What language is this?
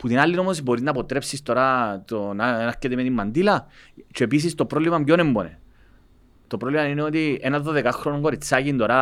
Greek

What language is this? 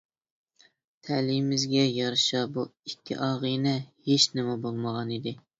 Uyghur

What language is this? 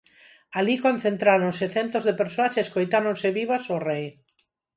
Galician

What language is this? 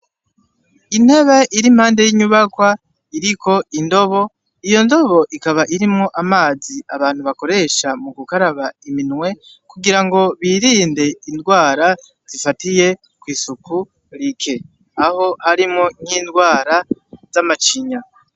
Rundi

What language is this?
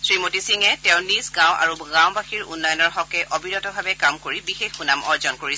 Assamese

